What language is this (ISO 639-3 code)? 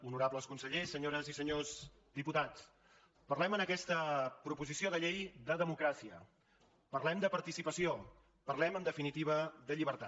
cat